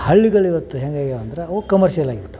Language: Kannada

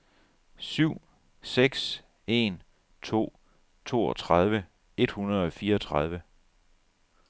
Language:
Danish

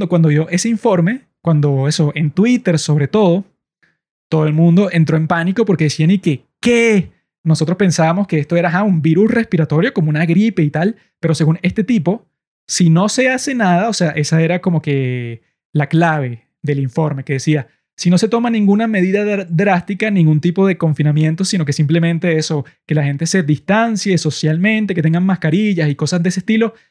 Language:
Spanish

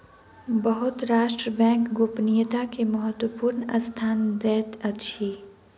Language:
Maithili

